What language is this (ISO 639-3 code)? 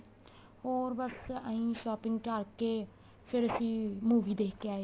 pan